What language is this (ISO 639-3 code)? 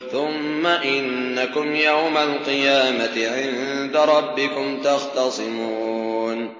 ara